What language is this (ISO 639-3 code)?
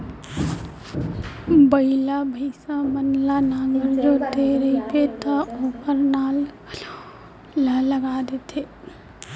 hne